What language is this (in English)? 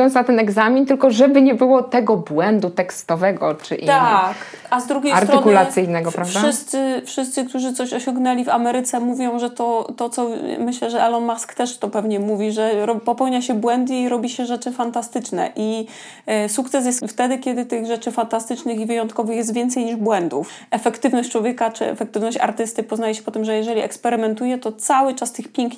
Polish